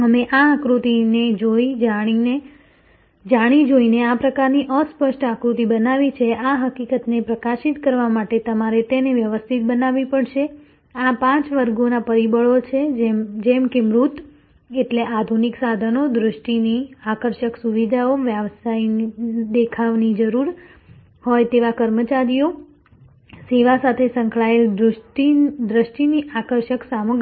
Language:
Gujarati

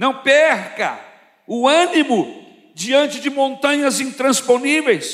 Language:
Portuguese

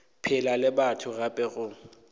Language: Northern Sotho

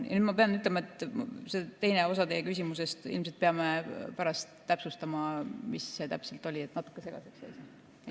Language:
Estonian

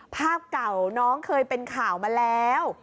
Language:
Thai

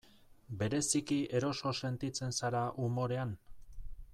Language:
Basque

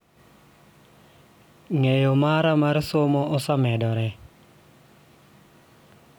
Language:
Luo (Kenya and Tanzania)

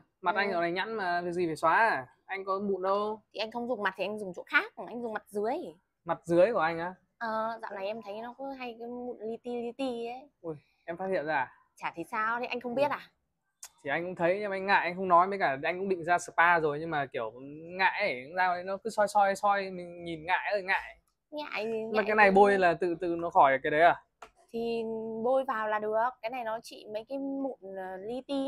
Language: Vietnamese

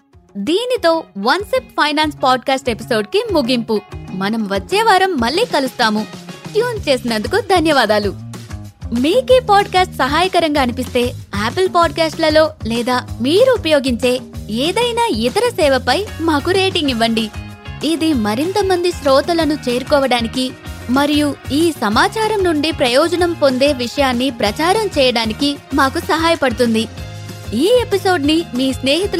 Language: Telugu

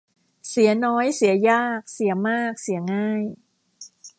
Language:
Thai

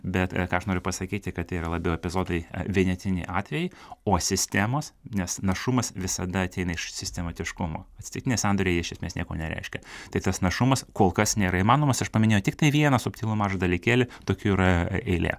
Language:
Lithuanian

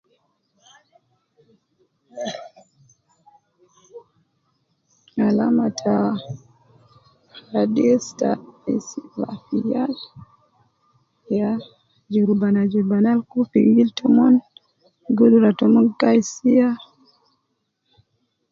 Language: Nubi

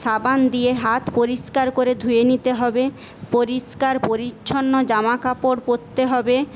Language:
Bangla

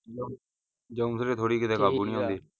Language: Punjabi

